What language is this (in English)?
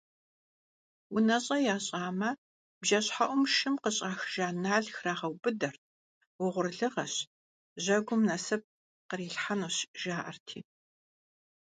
Kabardian